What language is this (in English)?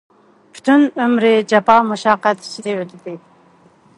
Uyghur